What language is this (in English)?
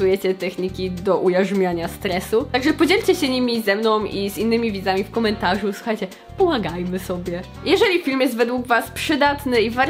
Polish